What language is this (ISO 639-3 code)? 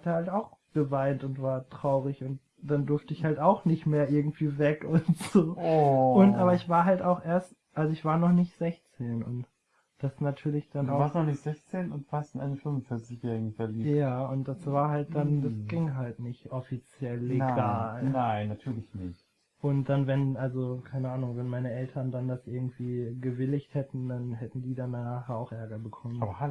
deu